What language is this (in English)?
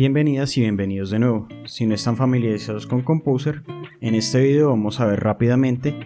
Spanish